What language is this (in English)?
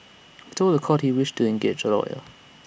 English